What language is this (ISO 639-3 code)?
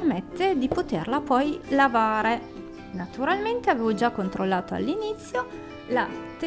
ita